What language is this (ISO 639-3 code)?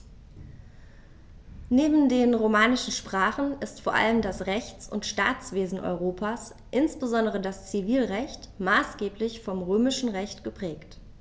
deu